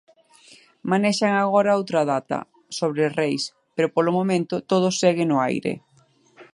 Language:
Galician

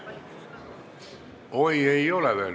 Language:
Estonian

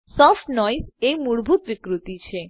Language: Gujarati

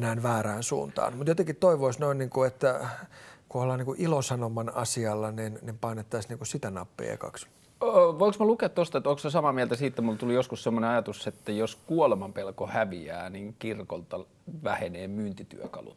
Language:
Finnish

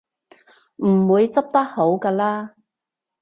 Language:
Cantonese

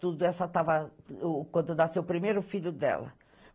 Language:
Portuguese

